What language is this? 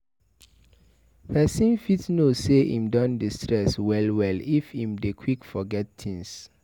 Nigerian Pidgin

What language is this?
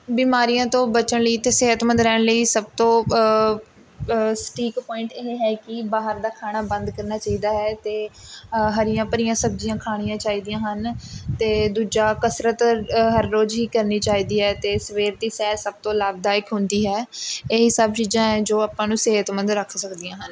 Punjabi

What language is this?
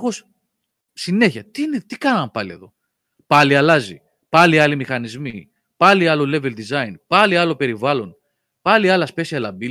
Greek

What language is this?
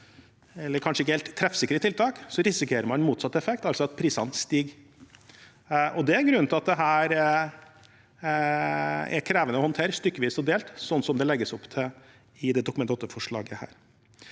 Norwegian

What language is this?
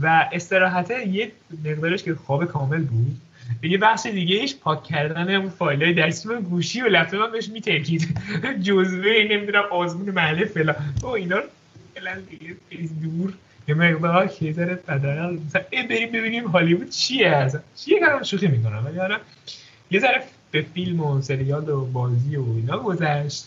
Persian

